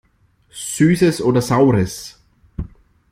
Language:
German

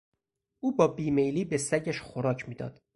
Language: Persian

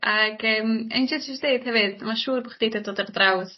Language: Welsh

